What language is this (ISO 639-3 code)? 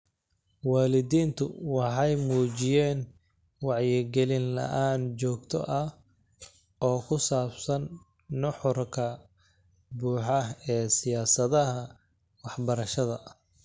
som